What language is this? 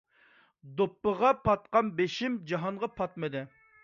Uyghur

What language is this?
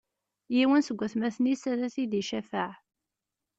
Kabyle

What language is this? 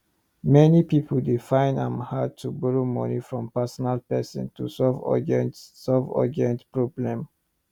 Nigerian Pidgin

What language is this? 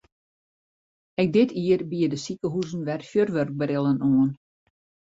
Western Frisian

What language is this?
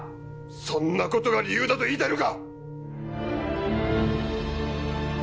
Japanese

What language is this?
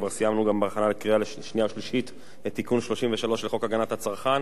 Hebrew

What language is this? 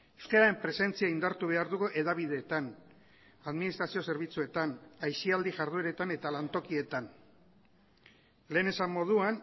Basque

